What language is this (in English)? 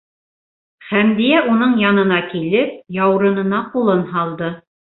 Bashkir